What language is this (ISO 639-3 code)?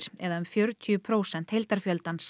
isl